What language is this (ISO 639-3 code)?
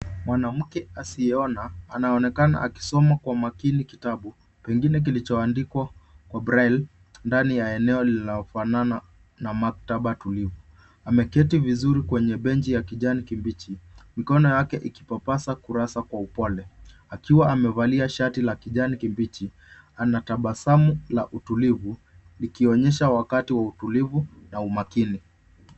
swa